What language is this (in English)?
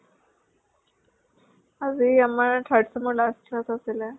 Assamese